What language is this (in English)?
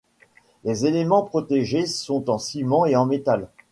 French